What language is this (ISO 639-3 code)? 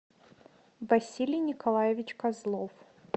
rus